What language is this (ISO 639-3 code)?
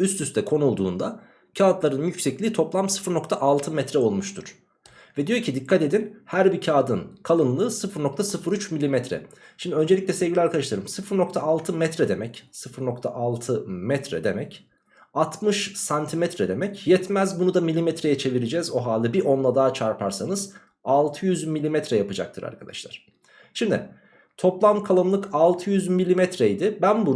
tur